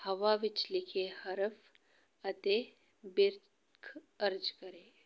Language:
Punjabi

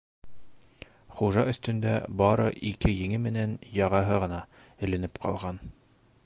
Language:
Bashkir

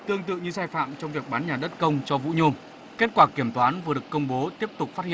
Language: Vietnamese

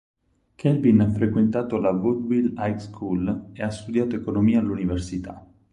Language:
Italian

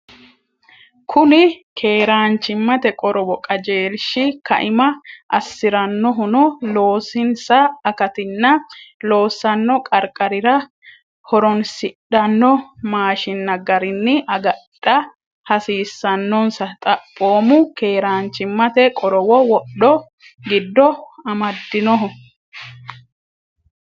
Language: Sidamo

